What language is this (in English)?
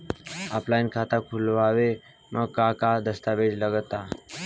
Bhojpuri